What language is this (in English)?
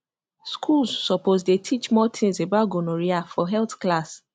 Nigerian Pidgin